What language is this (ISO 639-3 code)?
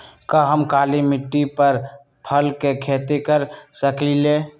mag